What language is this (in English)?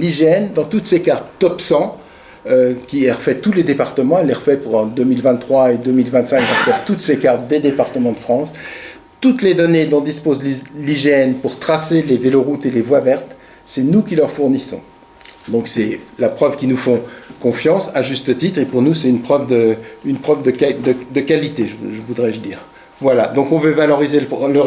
French